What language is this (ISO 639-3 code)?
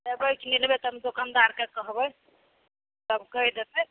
mai